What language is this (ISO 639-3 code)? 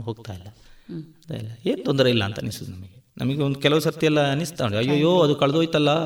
kan